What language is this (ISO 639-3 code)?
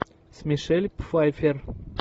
rus